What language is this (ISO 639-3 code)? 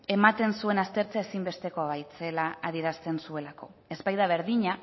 eus